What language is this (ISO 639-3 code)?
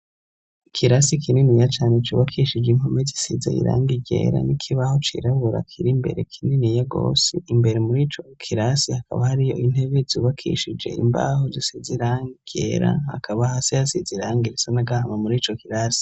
run